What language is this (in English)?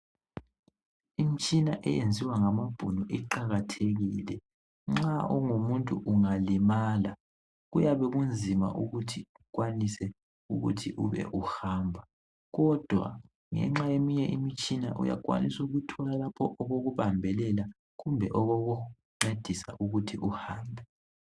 North Ndebele